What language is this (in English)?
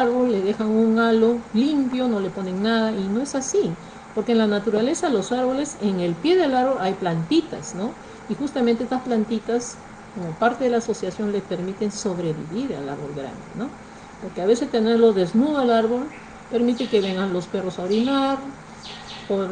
Spanish